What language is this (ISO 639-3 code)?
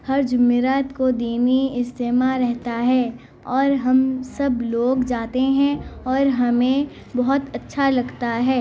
urd